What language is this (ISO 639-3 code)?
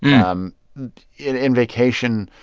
eng